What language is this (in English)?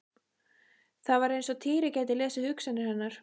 Icelandic